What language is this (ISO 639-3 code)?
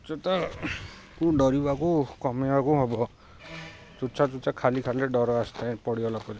ori